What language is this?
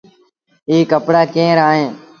Sindhi Bhil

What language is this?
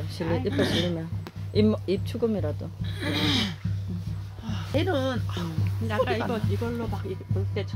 Korean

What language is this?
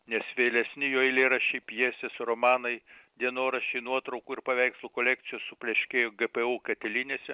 Lithuanian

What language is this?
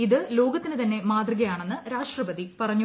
Malayalam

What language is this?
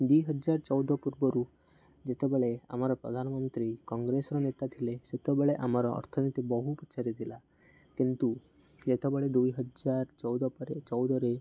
Odia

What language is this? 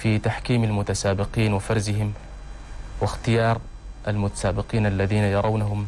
Arabic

